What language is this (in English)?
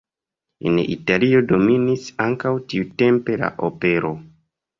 Esperanto